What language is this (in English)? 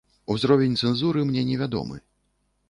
Belarusian